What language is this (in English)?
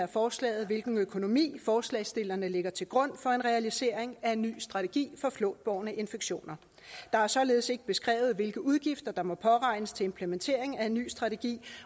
Danish